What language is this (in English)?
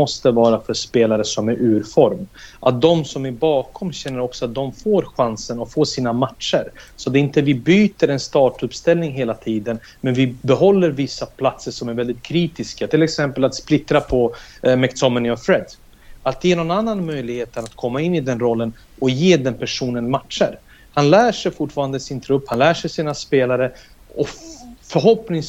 Swedish